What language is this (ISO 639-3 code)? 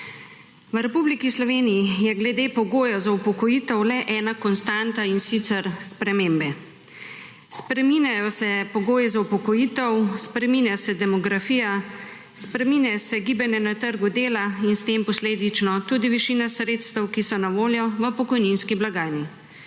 slv